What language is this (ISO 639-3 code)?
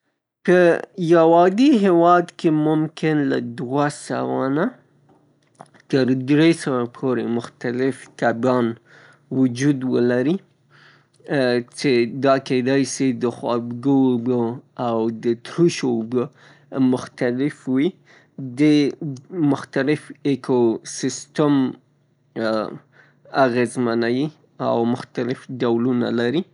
pus